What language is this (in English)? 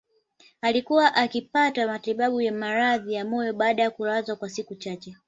Swahili